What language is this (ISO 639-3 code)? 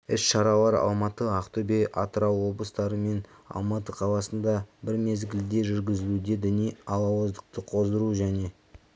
kaz